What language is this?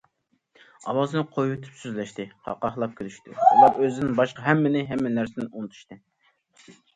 Uyghur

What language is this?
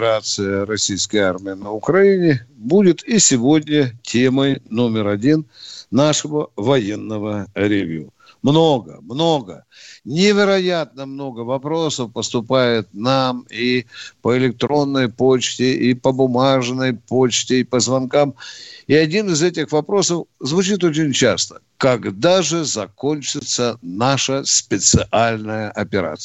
Russian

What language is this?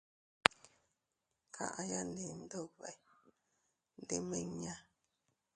Teutila Cuicatec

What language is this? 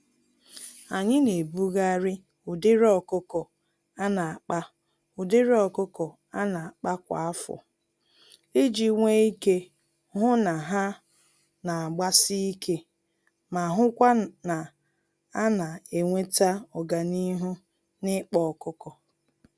Igbo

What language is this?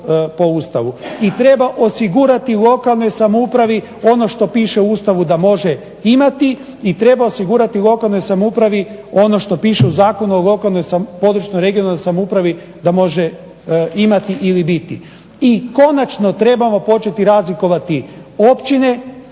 Croatian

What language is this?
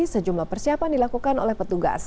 Indonesian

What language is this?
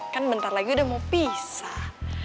Indonesian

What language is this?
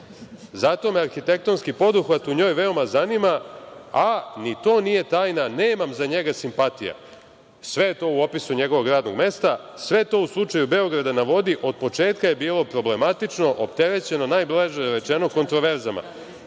Serbian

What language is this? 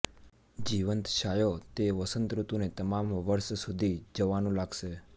Gujarati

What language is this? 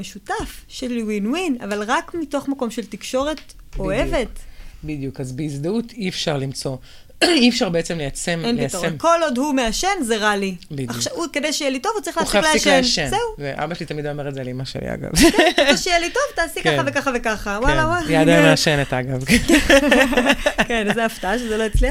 Hebrew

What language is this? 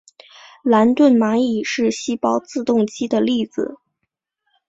Chinese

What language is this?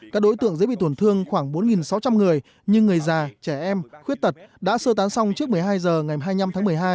Vietnamese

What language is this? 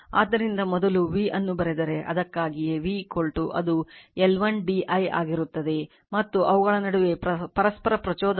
Kannada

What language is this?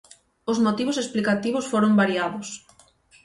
Galician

